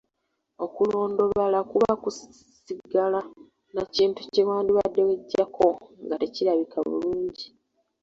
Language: Ganda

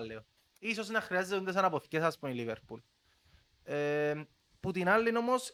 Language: Greek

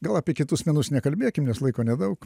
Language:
Lithuanian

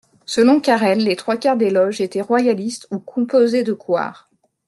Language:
French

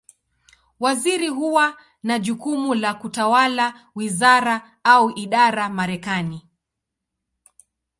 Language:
Swahili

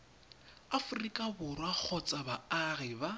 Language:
Tswana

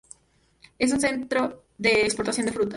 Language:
Spanish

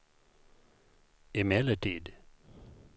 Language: Swedish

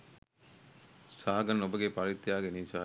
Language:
Sinhala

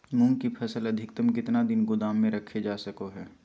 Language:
Magahi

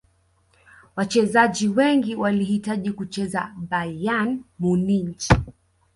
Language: Swahili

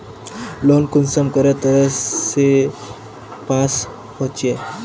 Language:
Magahi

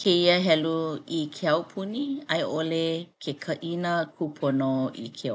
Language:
Hawaiian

